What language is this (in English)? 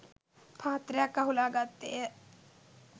Sinhala